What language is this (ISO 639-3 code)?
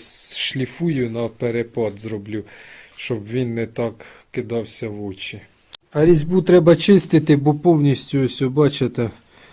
ukr